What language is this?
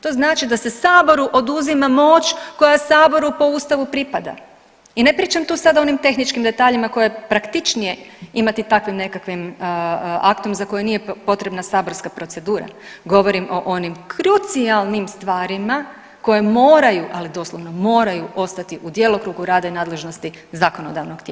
Croatian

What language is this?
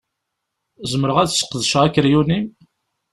Kabyle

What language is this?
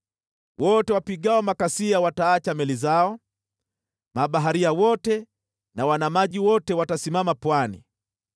Swahili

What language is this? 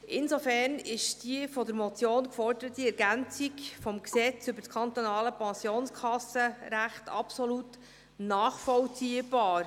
Swiss German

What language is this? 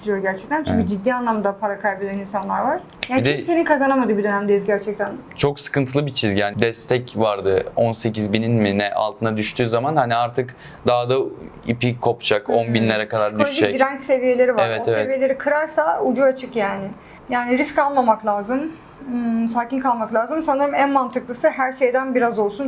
Turkish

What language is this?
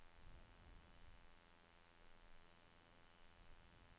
Norwegian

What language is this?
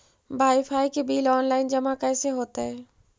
Magahi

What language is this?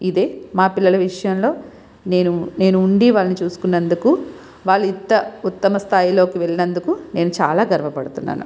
Telugu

